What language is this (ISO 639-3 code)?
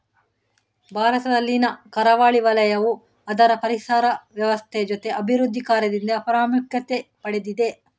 kan